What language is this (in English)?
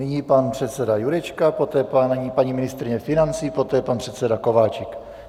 Czech